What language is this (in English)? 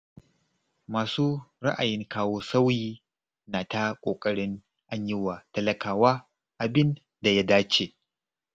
Hausa